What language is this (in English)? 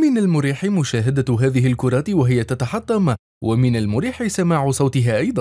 Arabic